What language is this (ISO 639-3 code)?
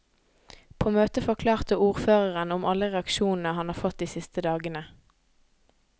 nor